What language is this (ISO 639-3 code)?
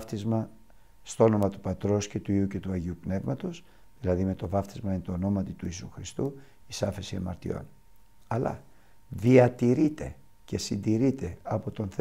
ell